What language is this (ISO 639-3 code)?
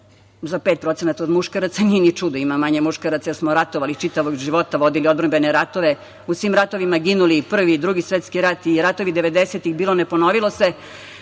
srp